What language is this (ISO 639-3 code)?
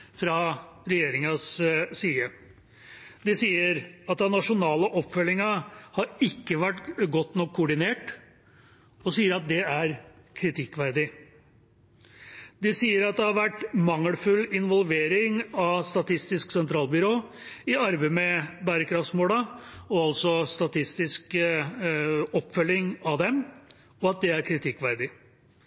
nob